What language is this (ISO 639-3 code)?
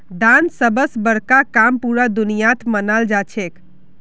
mag